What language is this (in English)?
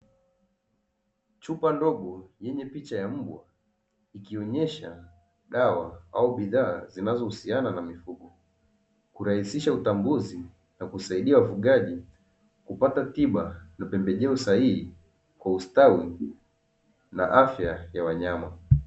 Swahili